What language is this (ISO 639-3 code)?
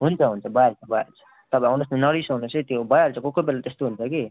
nep